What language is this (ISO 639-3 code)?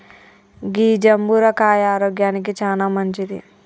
tel